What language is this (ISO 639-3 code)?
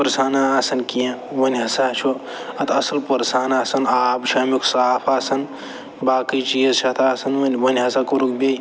kas